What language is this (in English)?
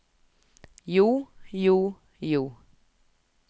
Norwegian